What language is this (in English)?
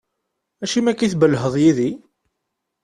Kabyle